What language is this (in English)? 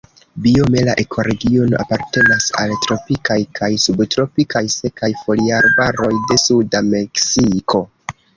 Esperanto